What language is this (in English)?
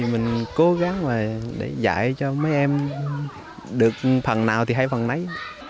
Vietnamese